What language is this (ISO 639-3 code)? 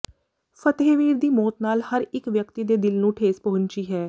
pan